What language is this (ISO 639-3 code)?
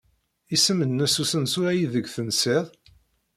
kab